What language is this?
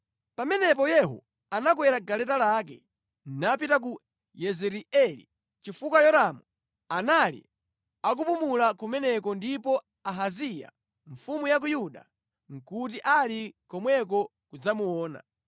Nyanja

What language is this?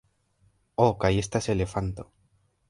Esperanto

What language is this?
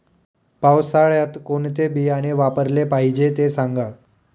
Marathi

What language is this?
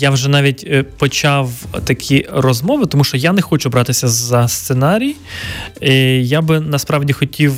Ukrainian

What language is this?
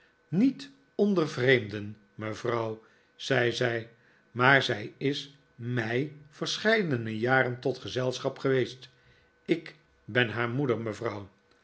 Dutch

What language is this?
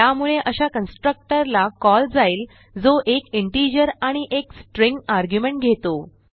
Marathi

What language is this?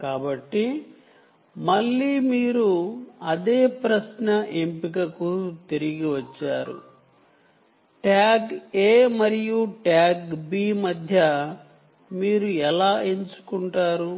Telugu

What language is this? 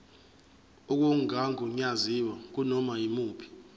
Zulu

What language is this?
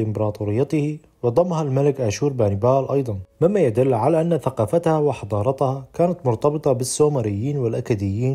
Arabic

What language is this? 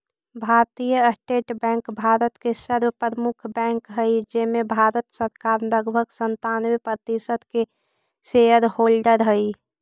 Magahi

